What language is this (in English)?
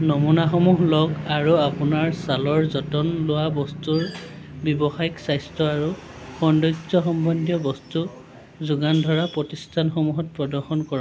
Assamese